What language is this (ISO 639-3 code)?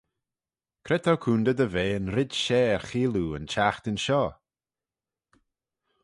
glv